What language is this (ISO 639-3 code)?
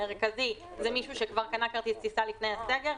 heb